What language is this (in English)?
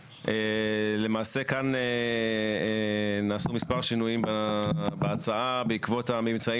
Hebrew